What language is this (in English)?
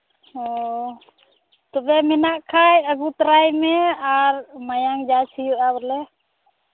Santali